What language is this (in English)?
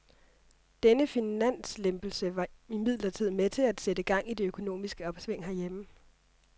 Danish